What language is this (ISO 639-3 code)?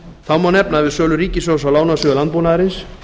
isl